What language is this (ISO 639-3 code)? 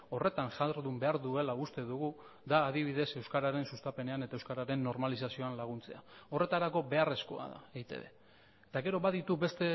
eus